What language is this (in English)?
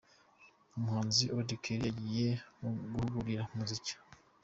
Kinyarwanda